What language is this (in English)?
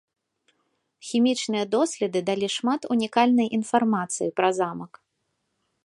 Belarusian